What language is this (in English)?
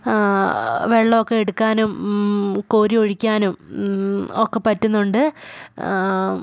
Malayalam